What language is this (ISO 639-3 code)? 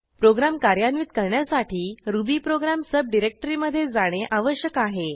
mar